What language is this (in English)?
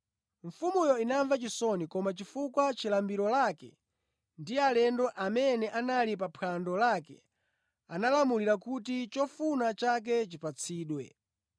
Nyanja